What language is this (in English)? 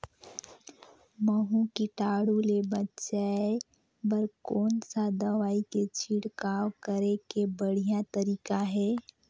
Chhattisgarhi